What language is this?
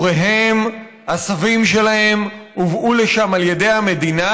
Hebrew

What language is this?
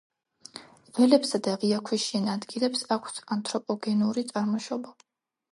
Georgian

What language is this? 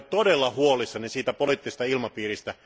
Finnish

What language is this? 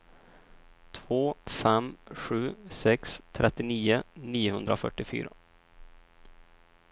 Swedish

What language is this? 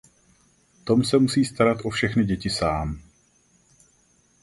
Czech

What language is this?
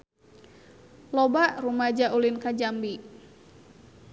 Sundanese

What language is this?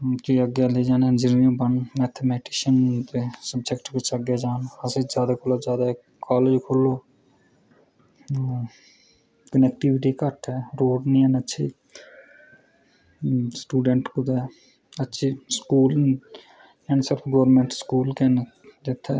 Dogri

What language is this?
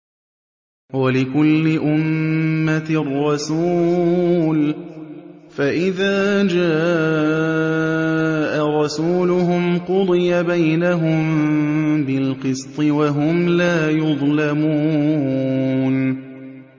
Arabic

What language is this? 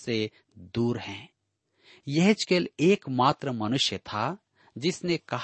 Hindi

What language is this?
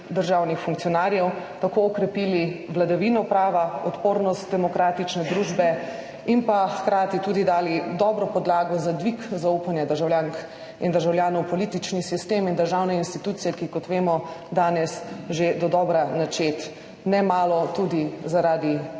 Slovenian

